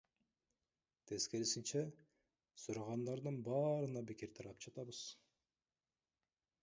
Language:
Kyrgyz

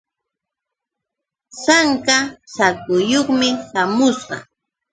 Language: Yauyos Quechua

